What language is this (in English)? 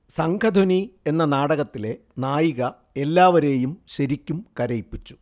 Malayalam